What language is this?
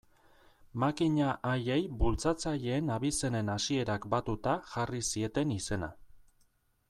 Basque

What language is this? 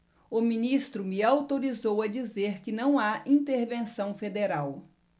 Portuguese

